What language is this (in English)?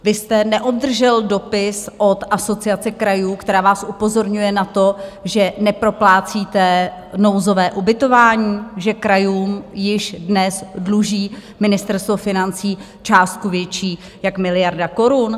Czech